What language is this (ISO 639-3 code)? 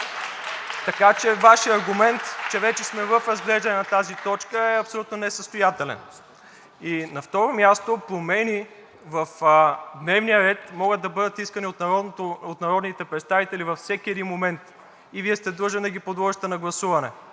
bul